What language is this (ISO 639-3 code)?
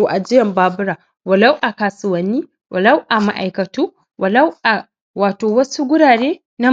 hau